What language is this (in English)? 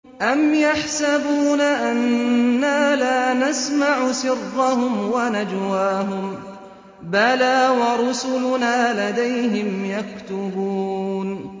Arabic